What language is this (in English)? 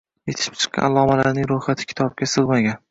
Uzbek